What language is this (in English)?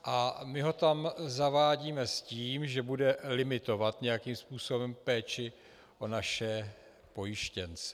Czech